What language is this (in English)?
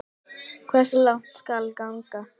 Icelandic